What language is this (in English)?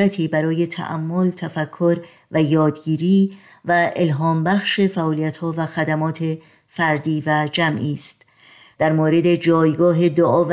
Persian